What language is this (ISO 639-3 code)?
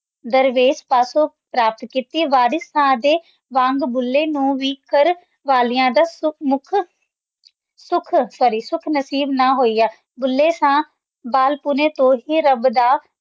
pan